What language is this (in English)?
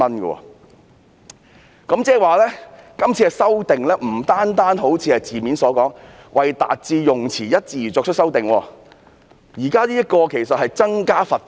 Cantonese